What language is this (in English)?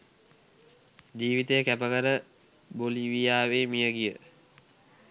Sinhala